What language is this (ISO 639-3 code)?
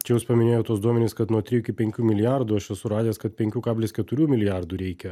lit